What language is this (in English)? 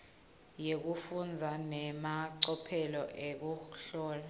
Swati